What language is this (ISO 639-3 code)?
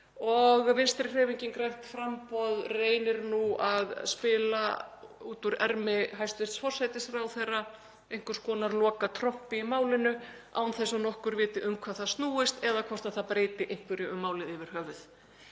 isl